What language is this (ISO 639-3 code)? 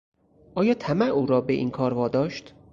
fas